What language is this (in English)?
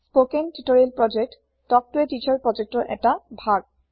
Assamese